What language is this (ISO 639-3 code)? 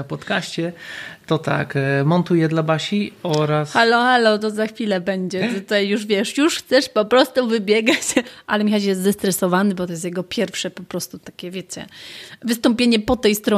pol